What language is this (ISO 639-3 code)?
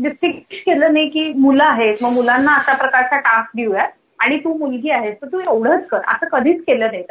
mar